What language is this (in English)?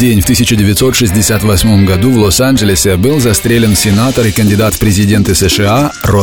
Russian